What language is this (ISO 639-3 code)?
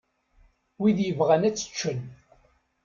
kab